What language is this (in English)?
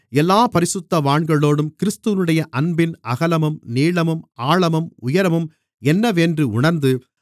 Tamil